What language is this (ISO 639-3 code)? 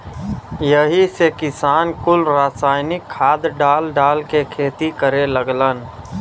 bho